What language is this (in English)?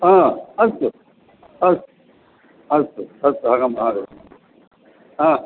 Sanskrit